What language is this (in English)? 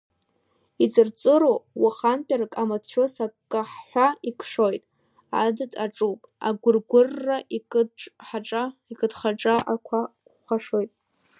Abkhazian